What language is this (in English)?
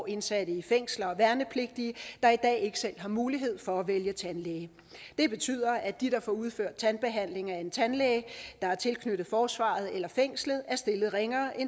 Danish